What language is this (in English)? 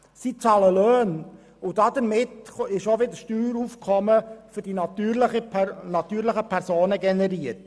Swiss German